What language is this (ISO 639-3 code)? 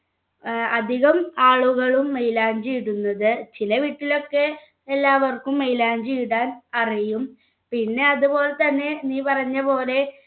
mal